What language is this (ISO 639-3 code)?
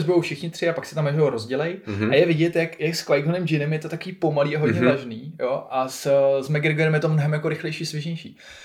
ces